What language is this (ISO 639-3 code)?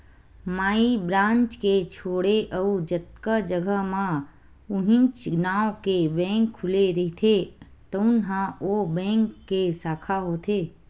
hne